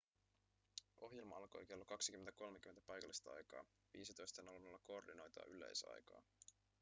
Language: Finnish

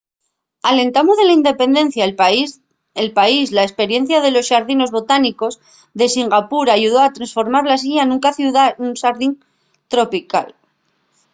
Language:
Asturian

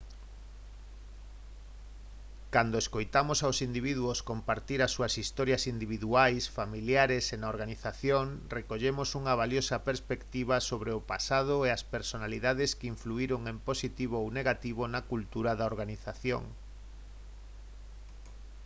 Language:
Galician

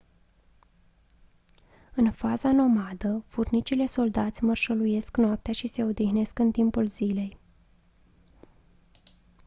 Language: Romanian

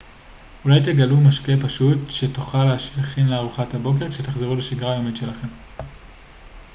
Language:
Hebrew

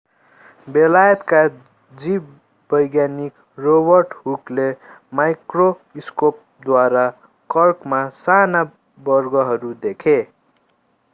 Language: Nepali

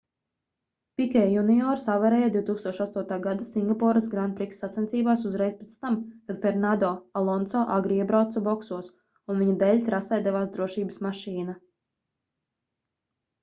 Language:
Latvian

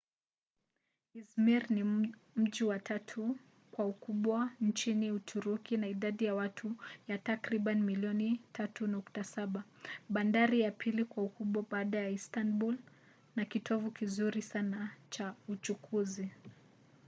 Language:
Swahili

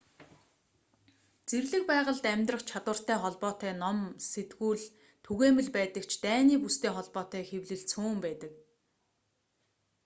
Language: Mongolian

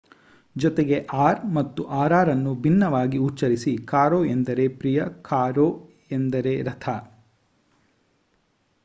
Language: Kannada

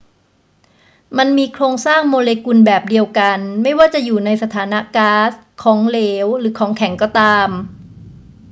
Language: Thai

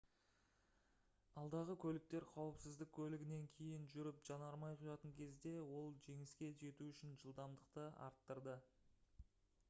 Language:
Kazakh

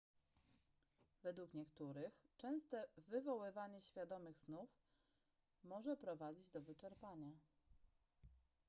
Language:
Polish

